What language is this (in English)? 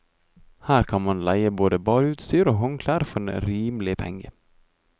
Norwegian